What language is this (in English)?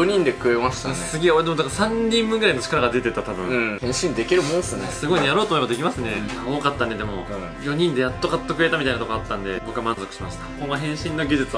Japanese